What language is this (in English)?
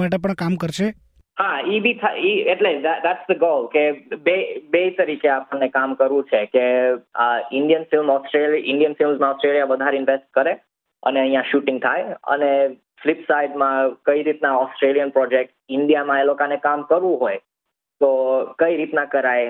Gujarati